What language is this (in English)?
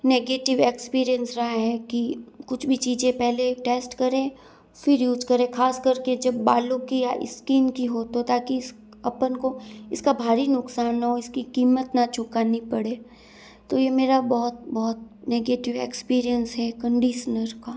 Hindi